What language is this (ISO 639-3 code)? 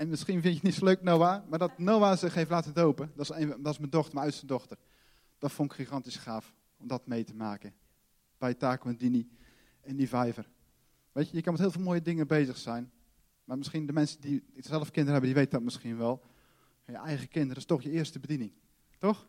nld